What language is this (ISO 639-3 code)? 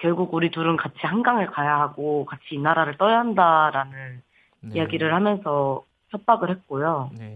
kor